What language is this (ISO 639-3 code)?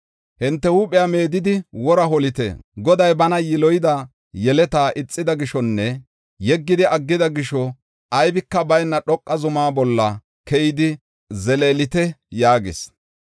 gof